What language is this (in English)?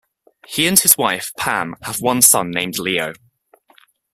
English